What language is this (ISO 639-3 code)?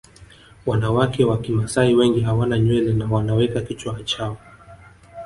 swa